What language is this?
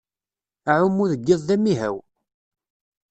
Kabyle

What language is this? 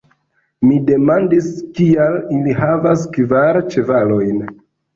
Esperanto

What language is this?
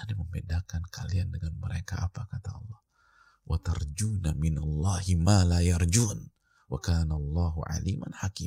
Indonesian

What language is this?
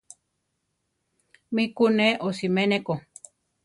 Central Tarahumara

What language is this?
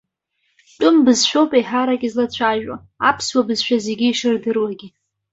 Abkhazian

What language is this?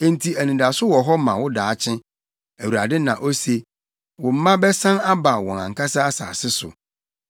Akan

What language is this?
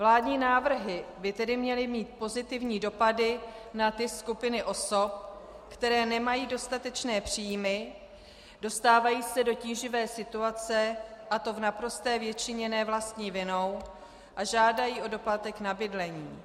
Czech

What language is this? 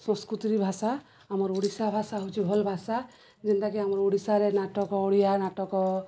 Odia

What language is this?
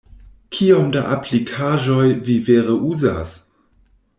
Esperanto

